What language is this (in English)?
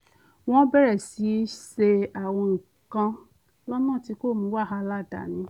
Yoruba